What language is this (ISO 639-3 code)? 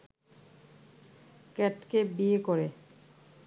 ben